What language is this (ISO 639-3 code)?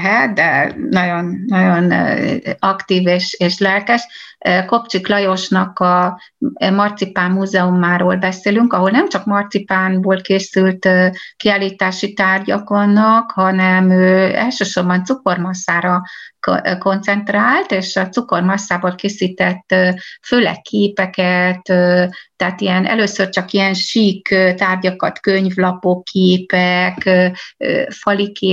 hun